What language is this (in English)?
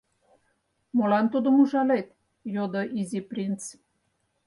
Mari